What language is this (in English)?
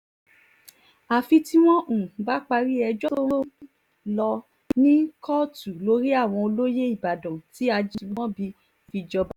Yoruba